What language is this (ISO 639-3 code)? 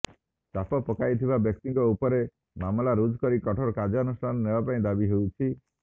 ori